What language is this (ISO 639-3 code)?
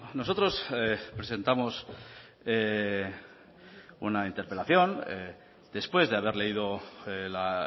spa